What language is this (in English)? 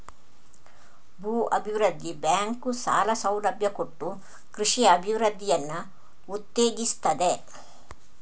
Kannada